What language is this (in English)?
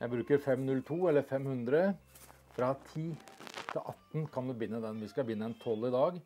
Norwegian